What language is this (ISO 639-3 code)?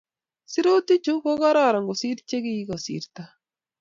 kln